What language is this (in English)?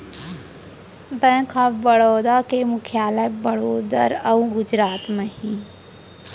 Chhattisgarhi